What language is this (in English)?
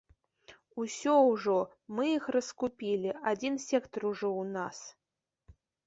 Belarusian